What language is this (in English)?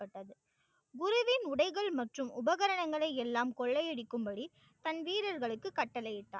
Tamil